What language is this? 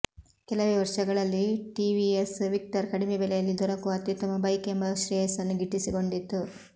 Kannada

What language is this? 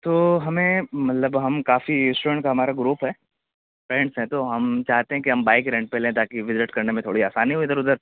Urdu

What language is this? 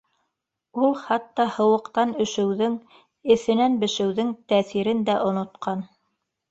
Bashkir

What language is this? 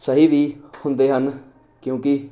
Punjabi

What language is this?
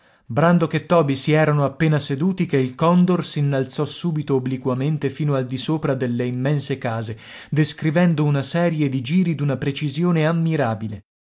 Italian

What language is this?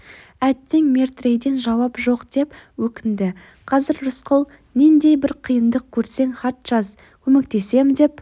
Kazakh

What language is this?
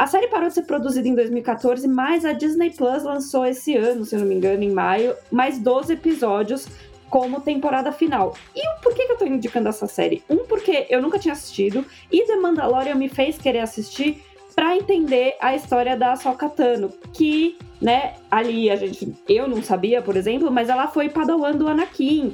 Portuguese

